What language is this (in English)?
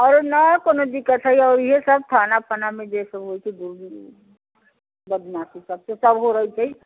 Maithili